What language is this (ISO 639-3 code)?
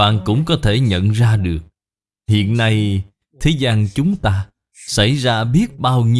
vie